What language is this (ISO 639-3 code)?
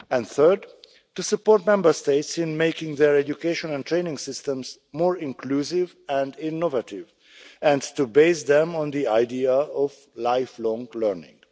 eng